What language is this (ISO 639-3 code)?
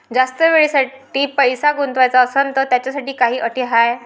mar